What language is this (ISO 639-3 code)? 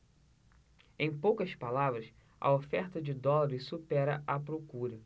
por